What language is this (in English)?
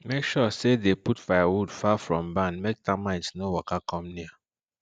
Nigerian Pidgin